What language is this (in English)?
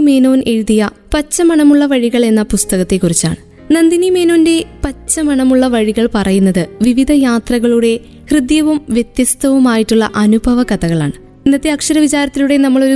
Malayalam